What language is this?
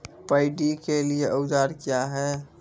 Maithili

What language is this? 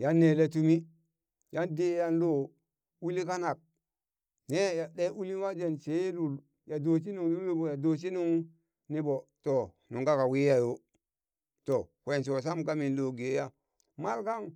Burak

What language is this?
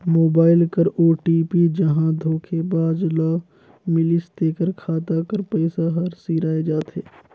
Chhattisgarhi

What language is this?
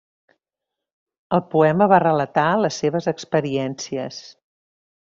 Catalan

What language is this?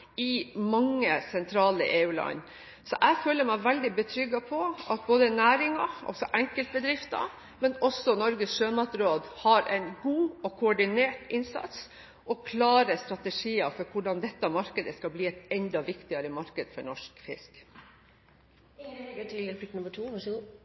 Norwegian Bokmål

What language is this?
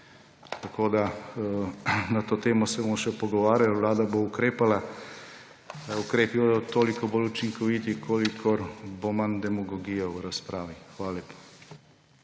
Slovenian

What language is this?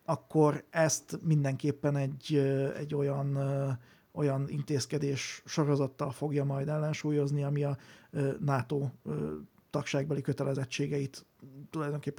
Hungarian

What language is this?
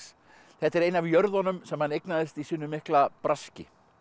Icelandic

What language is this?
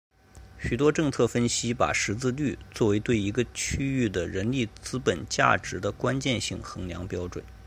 Chinese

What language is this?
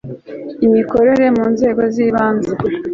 Kinyarwanda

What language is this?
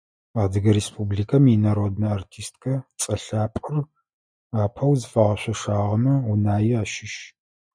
Adyghe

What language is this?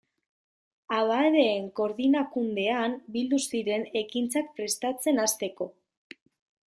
Basque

